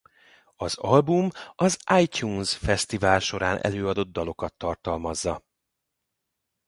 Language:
Hungarian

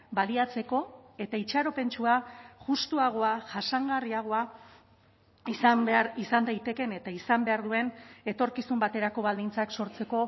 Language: Basque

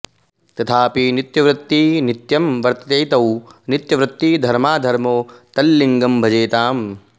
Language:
Sanskrit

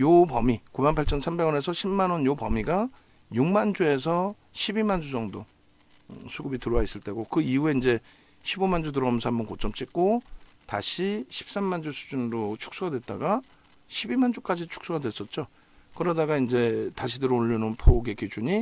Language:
Korean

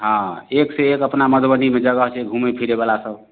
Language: Maithili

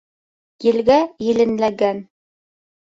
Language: Bashkir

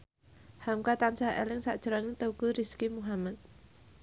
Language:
Javanese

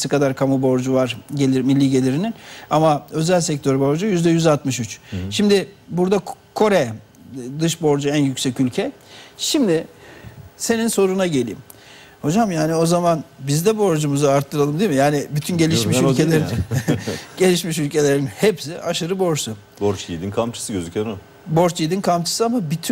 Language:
Turkish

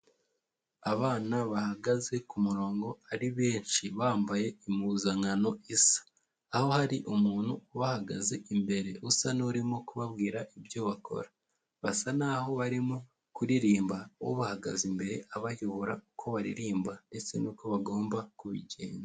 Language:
Kinyarwanda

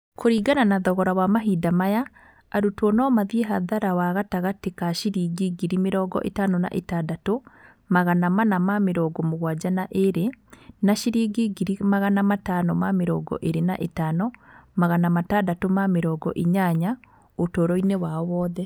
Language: Kikuyu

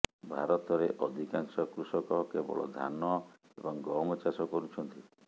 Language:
Odia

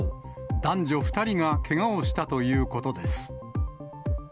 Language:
Japanese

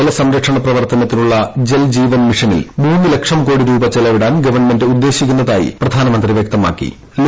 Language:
Malayalam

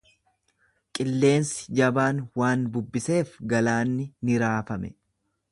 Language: Oromo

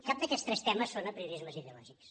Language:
Catalan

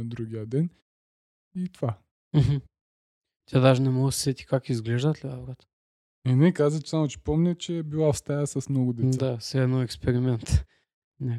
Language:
Bulgarian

